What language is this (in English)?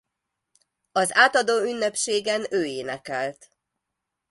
Hungarian